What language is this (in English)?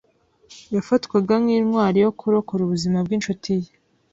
Kinyarwanda